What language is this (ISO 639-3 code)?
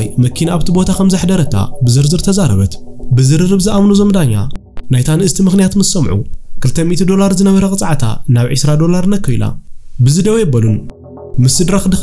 ara